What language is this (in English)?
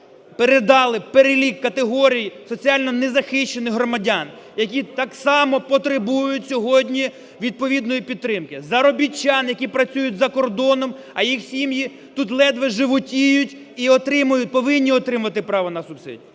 Ukrainian